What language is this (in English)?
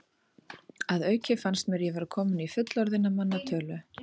Icelandic